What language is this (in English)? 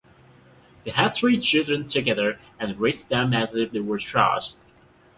English